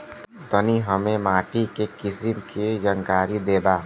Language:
Bhojpuri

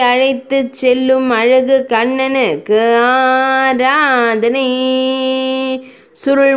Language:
Romanian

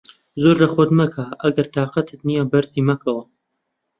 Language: Central Kurdish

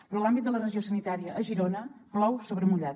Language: Catalan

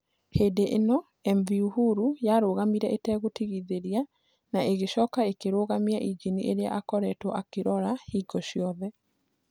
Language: Kikuyu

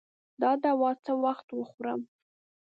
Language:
Pashto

